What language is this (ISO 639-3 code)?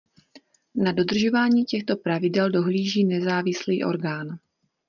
ces